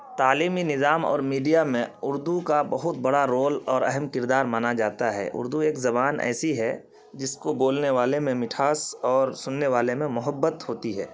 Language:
Urdu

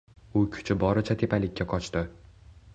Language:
Uzbek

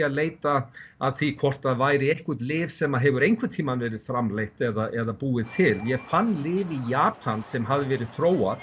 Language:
Icelandic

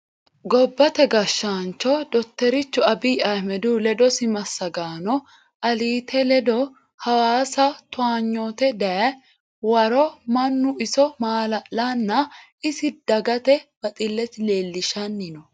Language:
Sidamo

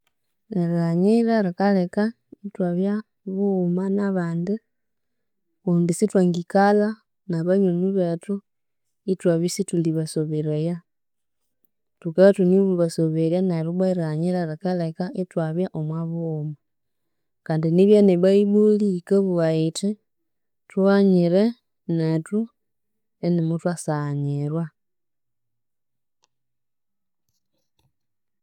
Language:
Konzo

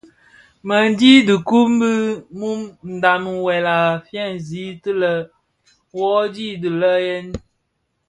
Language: Bafia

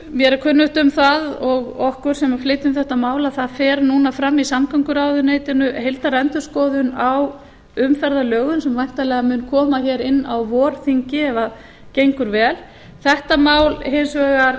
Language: Icelandic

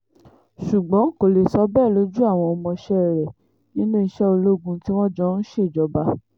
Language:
Yoruba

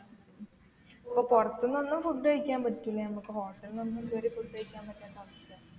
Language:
Malayalam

